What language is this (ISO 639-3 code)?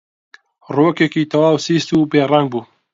ckb